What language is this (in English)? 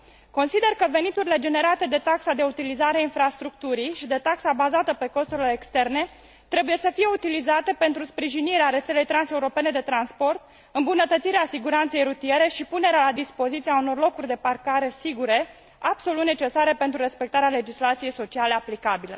Romanian